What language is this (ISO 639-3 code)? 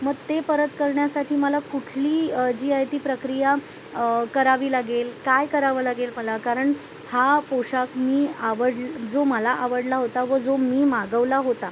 mar